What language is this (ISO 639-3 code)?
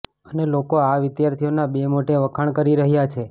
guj